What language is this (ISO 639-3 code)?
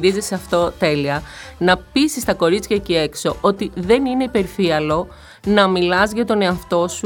ell